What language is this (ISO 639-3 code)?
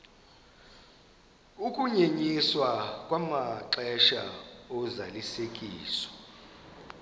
xho